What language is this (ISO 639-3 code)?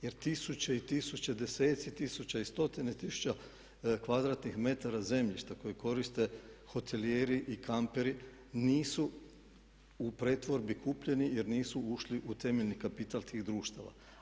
hrv